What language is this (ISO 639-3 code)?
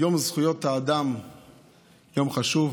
heb